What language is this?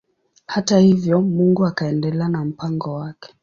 Swahili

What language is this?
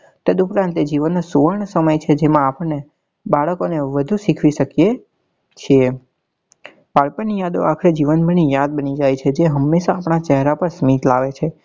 Gujarati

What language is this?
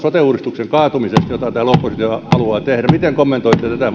Finnish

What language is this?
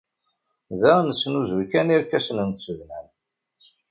Kabyle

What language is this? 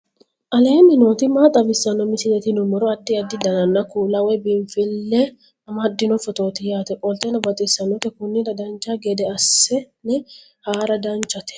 Sidamo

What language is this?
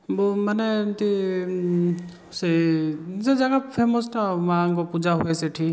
Odia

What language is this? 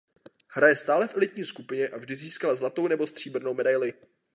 Czech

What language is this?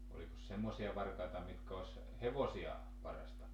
Finnish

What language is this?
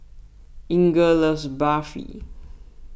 English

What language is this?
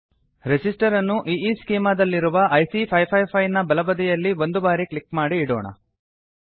Kannada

